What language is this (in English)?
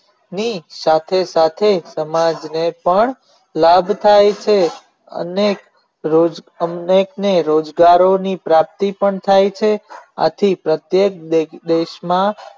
Gujarati